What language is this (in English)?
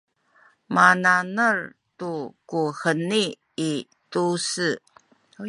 Sakizaya